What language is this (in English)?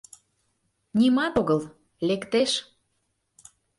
Mari